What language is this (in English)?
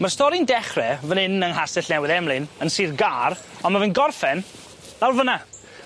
Welsh